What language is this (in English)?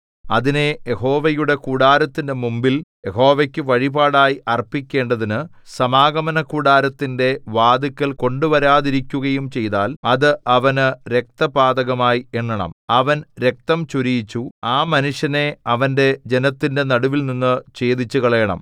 Malayalam